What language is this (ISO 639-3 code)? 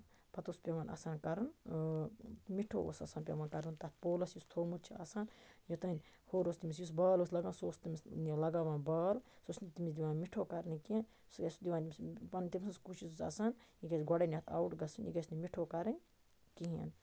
kas